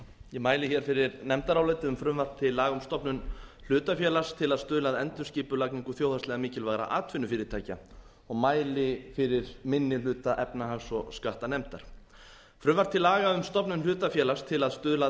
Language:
Icelandic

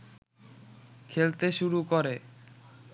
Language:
Bangla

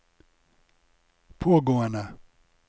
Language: Norwegian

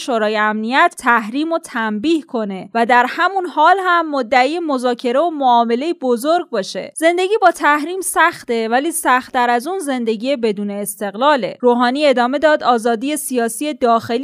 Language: Persian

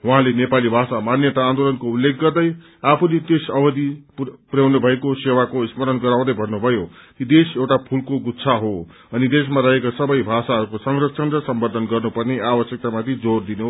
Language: Nepali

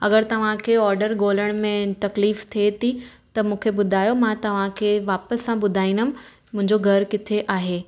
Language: Sindhi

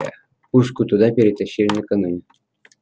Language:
Russian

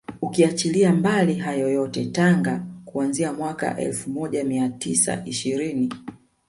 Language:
Swahili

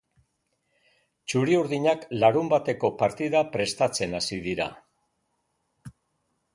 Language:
Basque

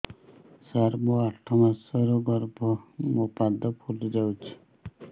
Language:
Odia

